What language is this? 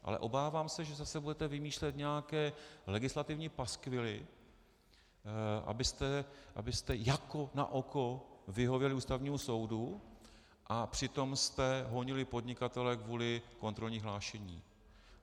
Czech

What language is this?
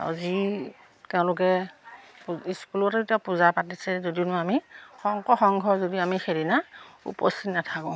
Assamese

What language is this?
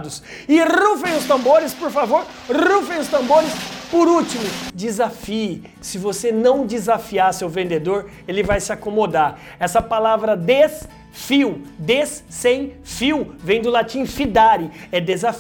Portuguese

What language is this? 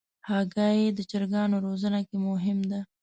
Pashto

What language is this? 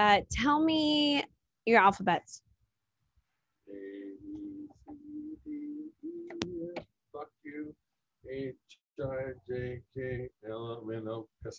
English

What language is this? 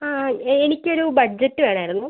Malayalam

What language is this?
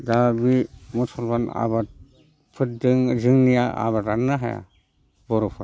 Bodo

